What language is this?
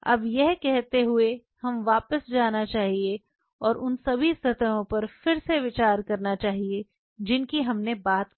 Hindi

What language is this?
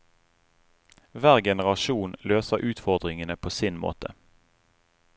Norwegian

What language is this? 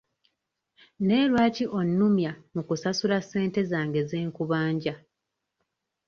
Ganda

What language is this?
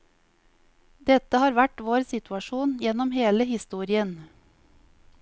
Norwegian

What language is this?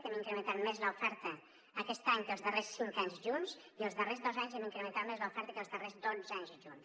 Catalan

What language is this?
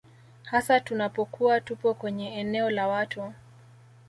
Swahili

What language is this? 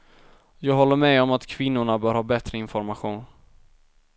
Swedish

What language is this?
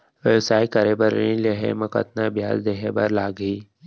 Chhattisgarhi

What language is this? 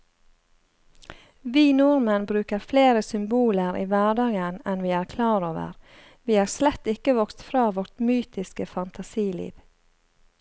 Norwegian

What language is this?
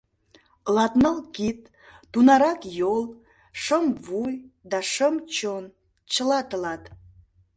Mari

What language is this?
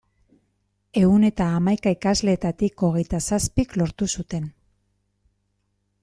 Basque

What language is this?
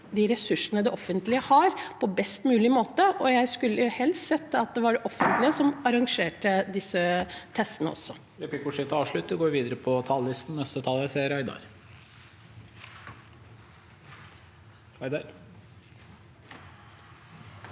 Norwegian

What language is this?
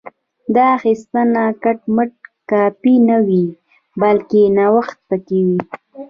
Pashto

